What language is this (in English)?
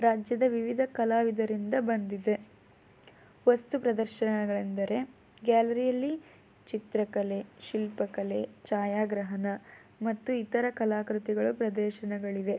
Kannada